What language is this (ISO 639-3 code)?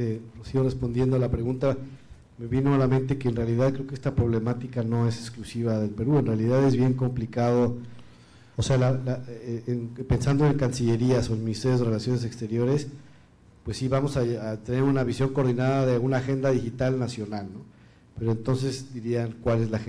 spa